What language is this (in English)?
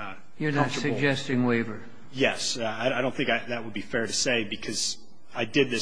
English